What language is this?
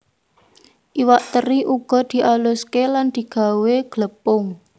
Javanese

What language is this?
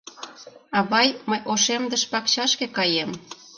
Mari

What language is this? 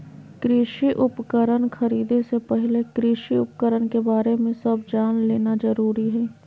Magahi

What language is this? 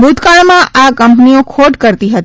Gujarati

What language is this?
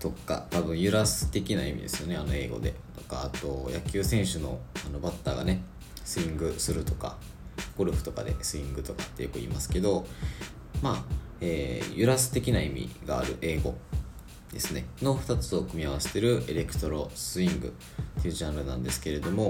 Japanese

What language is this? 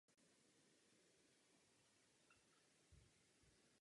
Czech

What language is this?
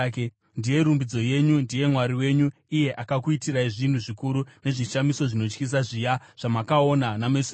Shona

